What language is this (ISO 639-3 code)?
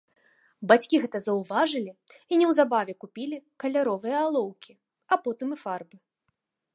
bel